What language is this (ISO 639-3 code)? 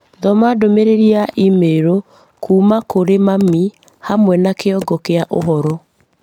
kik